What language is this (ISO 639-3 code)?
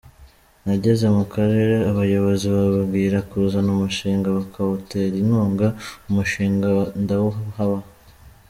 kin